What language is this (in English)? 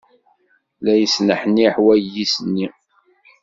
Kabyle